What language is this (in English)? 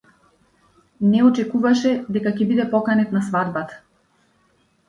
Macedonian